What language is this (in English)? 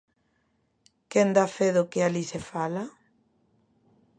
Galician